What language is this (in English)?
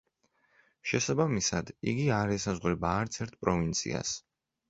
Georgian